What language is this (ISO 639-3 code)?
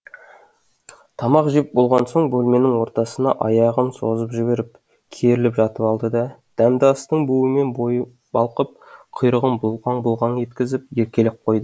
kaz